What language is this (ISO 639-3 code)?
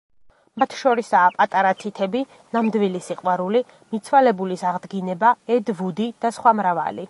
kat